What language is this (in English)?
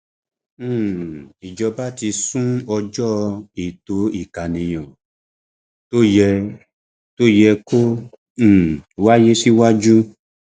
Yoruba